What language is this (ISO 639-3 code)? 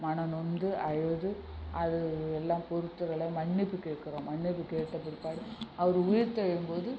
tam